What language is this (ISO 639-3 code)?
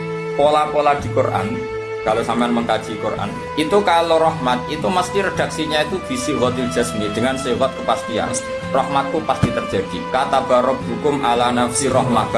ind